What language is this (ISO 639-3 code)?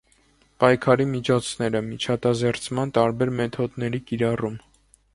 hye